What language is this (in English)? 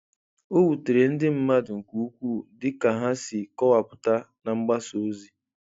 Igbo